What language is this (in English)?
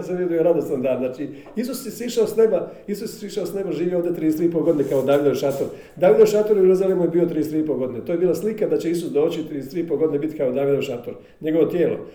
Croatian